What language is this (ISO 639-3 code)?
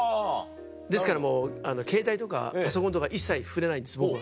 jpn